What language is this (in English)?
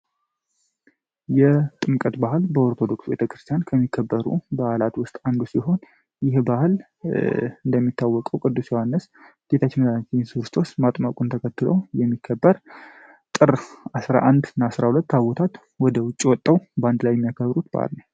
Amharic